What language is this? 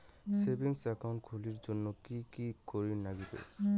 Bangla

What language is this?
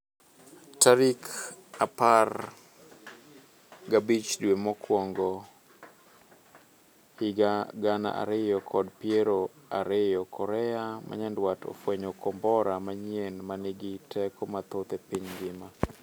Luo (Kenya and Tanzania)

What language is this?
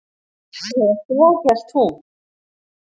Icelandic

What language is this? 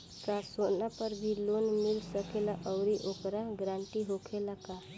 Bhojpuri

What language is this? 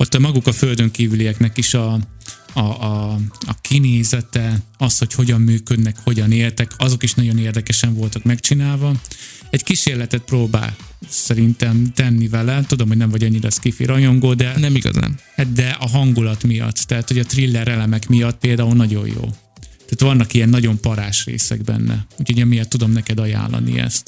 Hungarian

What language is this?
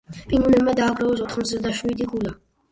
Georgian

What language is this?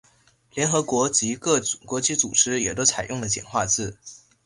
Chinese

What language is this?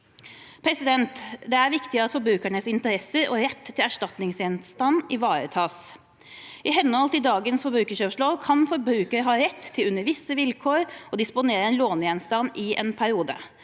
Norwegian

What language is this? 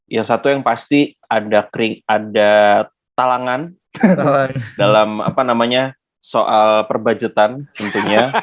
Indonesian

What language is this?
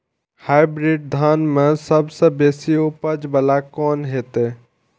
Maithili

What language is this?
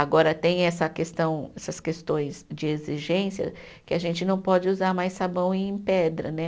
Portuguese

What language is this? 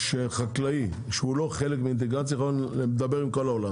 Hebrew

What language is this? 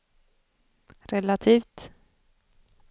Swedish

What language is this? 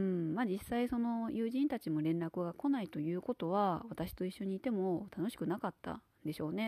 Japanese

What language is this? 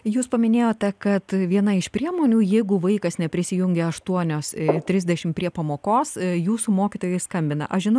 Lithuanian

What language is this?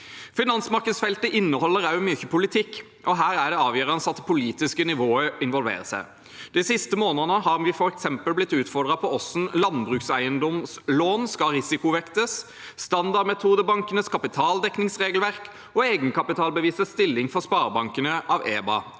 Norwegian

